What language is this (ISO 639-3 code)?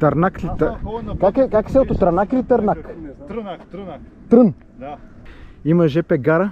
bul